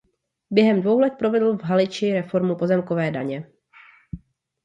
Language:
Czech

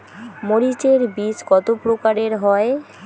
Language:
Bangla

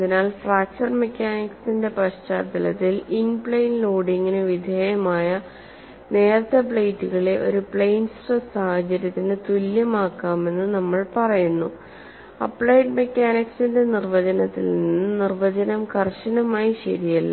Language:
Malayalam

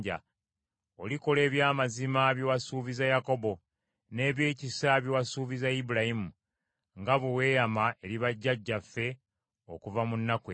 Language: Ganda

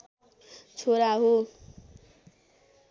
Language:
Nepali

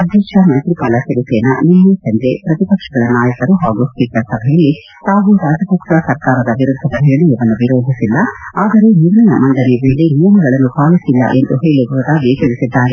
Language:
Kannada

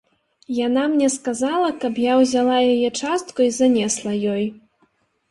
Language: Belarusian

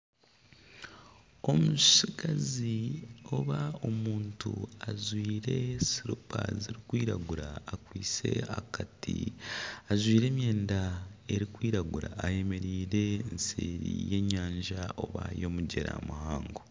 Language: Nyankole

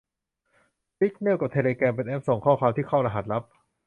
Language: Thai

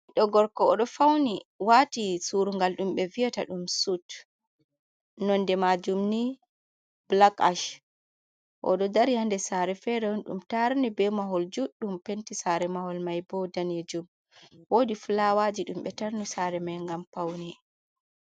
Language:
Fula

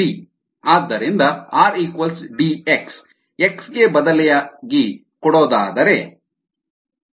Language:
Kannada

